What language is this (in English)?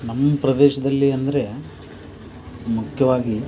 Kannada